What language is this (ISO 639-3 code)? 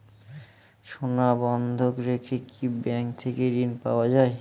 ben